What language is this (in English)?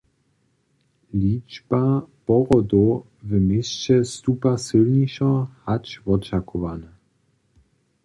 Upper Sorbian